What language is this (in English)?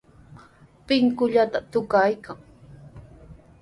Sihuas Ancash Quechua